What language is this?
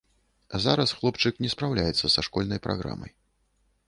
Belarusian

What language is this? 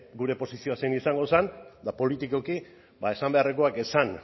Basque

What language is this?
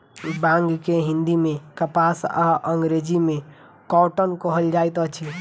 Maithili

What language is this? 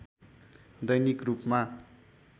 Nepali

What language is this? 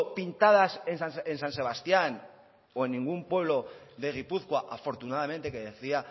Spanish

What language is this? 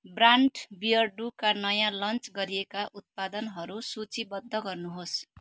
Nepali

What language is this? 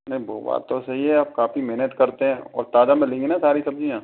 Hindi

